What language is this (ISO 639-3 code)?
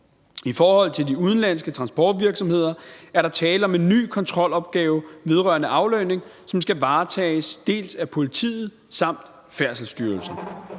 dan